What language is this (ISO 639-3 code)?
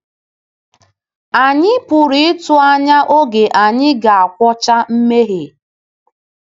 ibo